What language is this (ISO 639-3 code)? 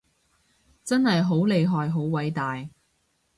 yue